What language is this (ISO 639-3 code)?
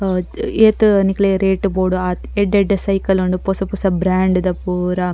tcy